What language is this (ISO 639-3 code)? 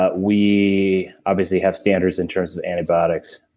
eng